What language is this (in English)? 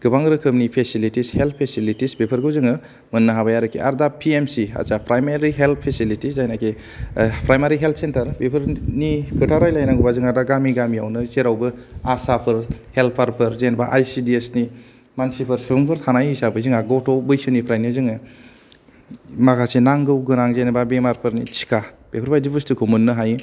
Bodo